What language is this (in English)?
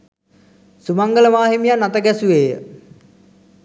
Sinhala